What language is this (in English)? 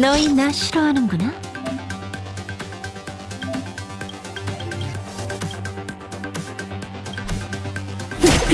Korean